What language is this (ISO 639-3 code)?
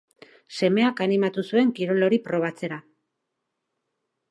eus